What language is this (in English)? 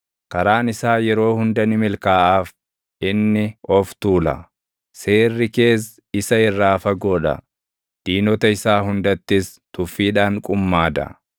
Oromo